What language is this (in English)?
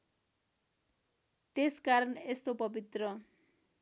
Nepali